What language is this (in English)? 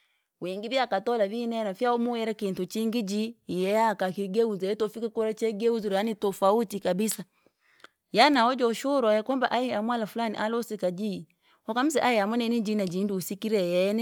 Langi